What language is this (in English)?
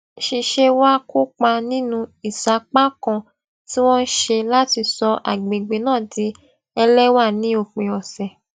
Yoruba